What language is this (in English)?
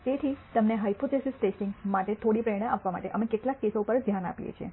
Gujarati